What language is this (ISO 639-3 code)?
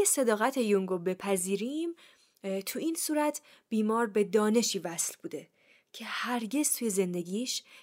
fas